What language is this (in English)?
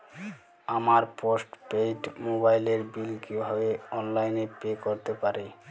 Bangla